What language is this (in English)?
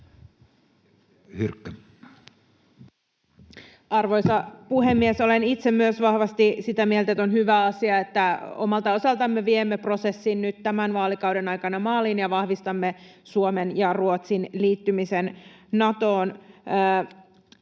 Finnish